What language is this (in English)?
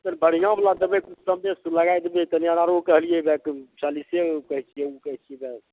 Maithili